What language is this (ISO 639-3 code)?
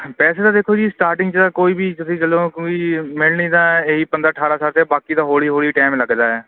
pan